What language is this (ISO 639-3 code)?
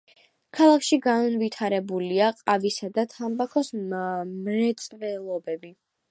kat